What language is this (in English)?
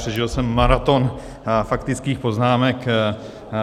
Czech